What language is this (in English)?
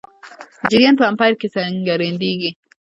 Pashto